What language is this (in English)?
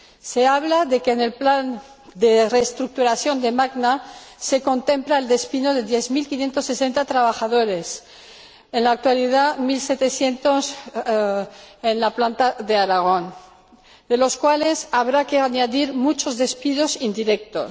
Spanish